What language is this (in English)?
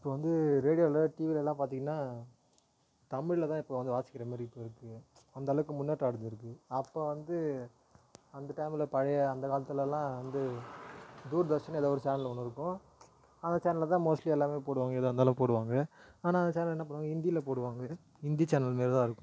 Tamil